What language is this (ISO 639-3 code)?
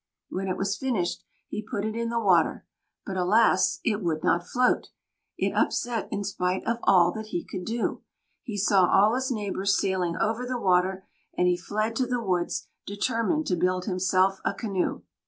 eng